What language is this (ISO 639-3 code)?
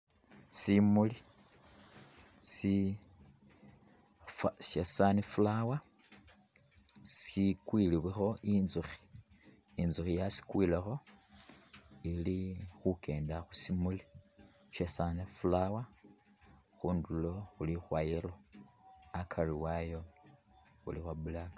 myx